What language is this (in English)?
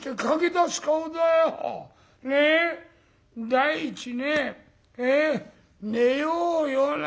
Japanese